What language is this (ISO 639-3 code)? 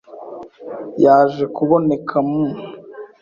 kin